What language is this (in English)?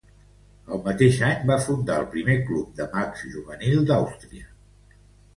Catalan